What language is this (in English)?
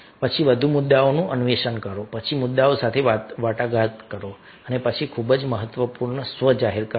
Gujarati